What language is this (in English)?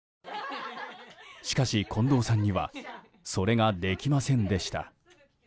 Japanese